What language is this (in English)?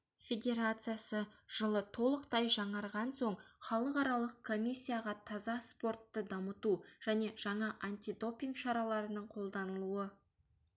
Kazakh